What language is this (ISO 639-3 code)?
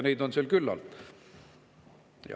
est